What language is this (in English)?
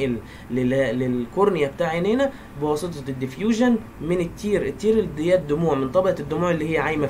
Arabic